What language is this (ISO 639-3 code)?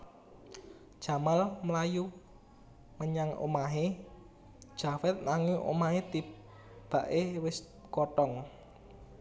jav